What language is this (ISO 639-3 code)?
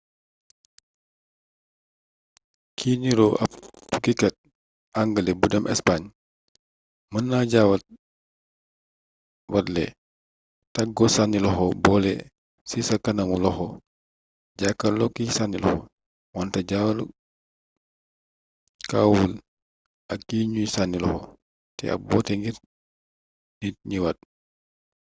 wol